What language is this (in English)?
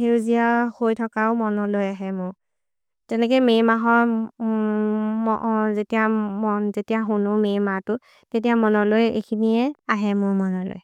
Maria (India)